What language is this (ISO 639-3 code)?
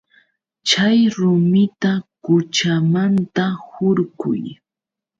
qux